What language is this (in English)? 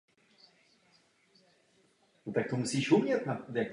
Czech